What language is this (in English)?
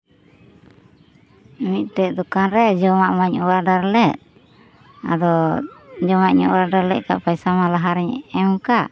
Santali